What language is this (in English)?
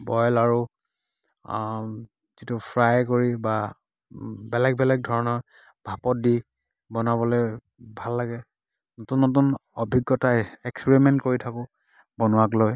Assamese